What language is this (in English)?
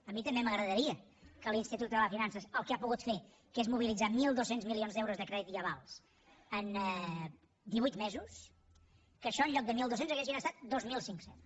Catalan